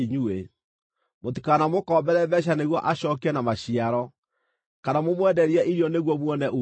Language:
Kikuyu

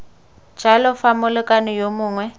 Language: Tswana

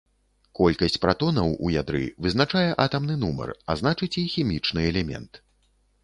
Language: Belarusian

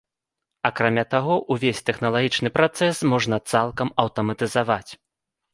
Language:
Belarusian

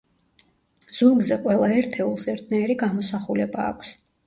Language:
Georgian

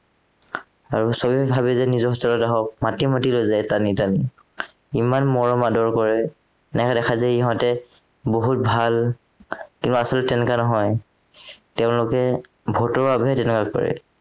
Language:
Assamese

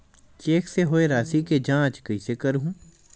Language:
Chhattisgarhi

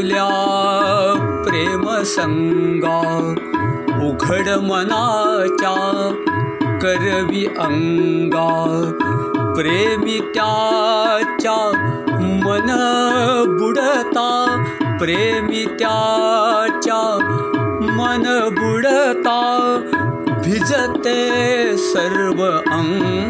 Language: Marathi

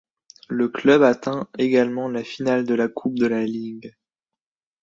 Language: French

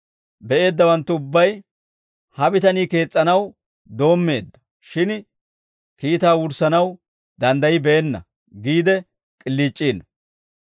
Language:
Dawro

